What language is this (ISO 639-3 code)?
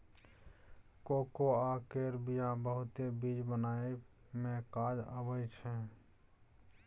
mai